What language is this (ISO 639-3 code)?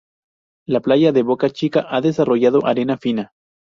spa